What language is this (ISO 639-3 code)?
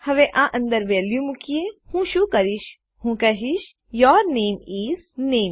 guj